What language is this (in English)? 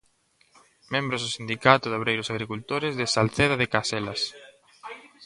Galician